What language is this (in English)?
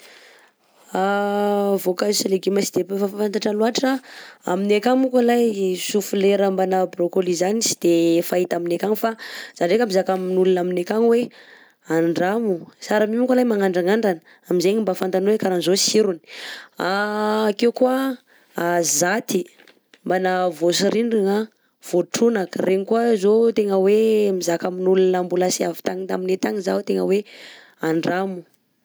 Southern Betsimisaraka Malagasy